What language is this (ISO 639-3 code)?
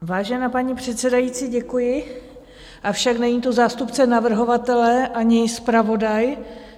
ces